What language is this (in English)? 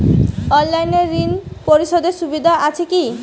Bangla